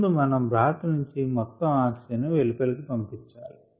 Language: Telugu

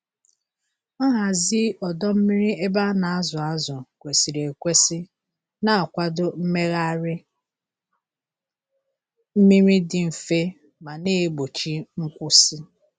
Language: Igbo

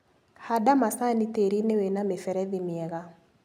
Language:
Kikuyu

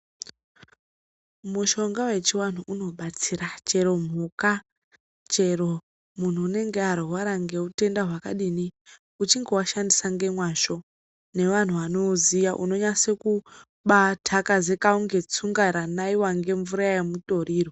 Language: Ndau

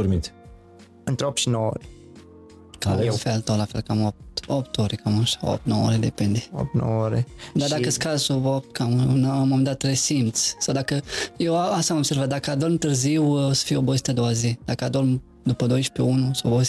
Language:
Romanian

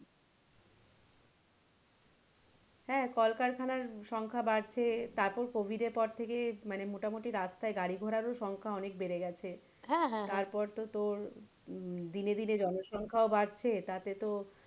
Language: Bangla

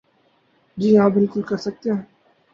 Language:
Urdu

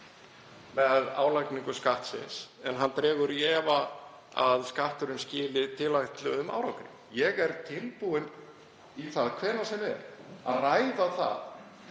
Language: Icelandic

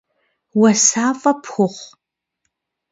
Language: Kabardian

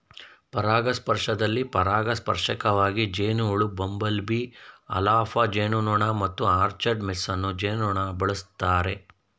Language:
Kannada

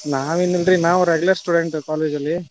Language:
Kannada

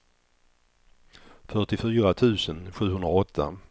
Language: Swedish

